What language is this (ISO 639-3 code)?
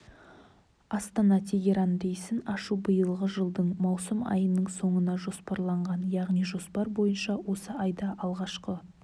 kaz